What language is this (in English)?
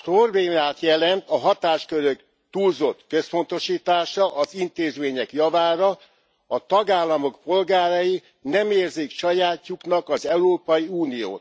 Hungarian